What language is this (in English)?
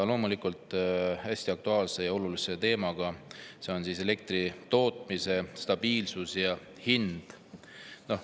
Estonian